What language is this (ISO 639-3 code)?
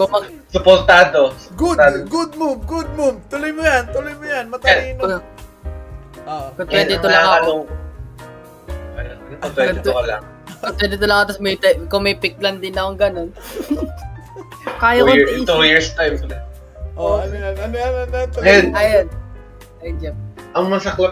fil